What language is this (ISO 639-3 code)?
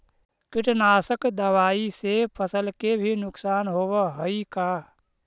mag